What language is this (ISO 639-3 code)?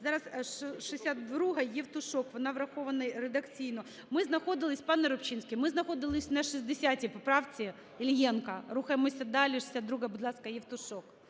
ukr